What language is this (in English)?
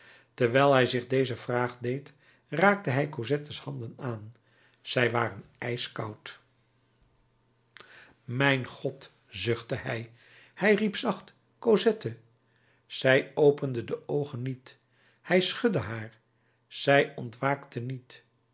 Dutch